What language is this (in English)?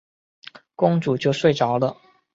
Chinese